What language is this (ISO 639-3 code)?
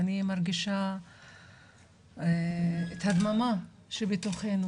heb